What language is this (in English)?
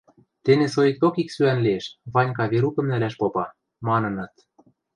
Western Mari